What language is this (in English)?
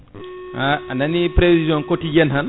Fula